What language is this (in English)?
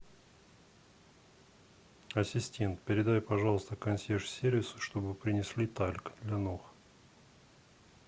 Russian